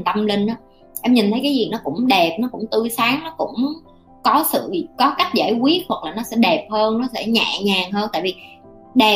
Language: Vietnamese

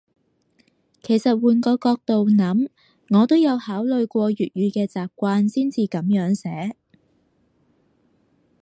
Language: Cantonese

